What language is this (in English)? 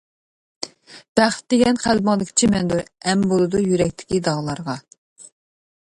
Uyghur